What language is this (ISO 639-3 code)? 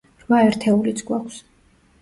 kat